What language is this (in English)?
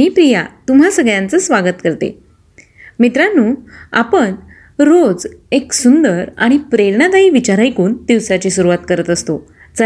Marathi